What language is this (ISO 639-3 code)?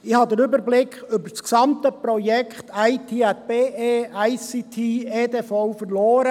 gsw